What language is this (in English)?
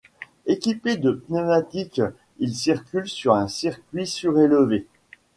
French